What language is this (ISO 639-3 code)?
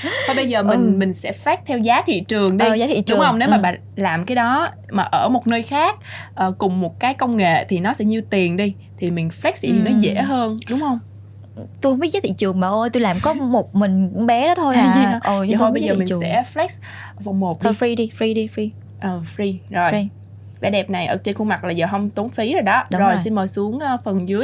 vie